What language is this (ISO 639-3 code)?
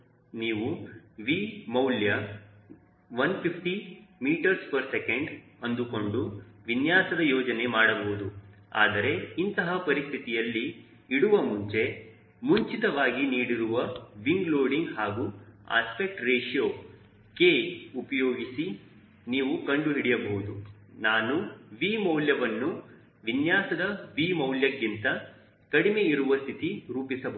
kan